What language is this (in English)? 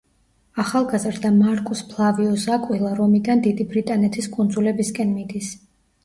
Georgian